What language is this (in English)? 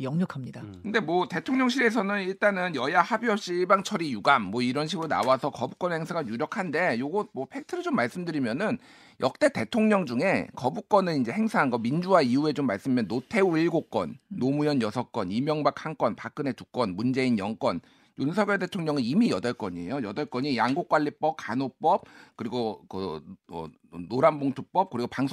Korean